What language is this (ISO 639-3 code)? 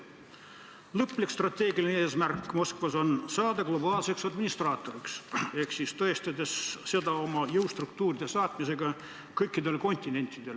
est